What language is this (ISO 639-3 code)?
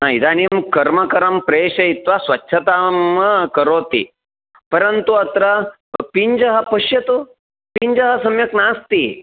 san